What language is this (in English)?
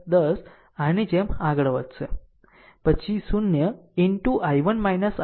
Gujarati